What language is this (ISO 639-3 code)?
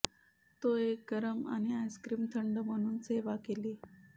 mar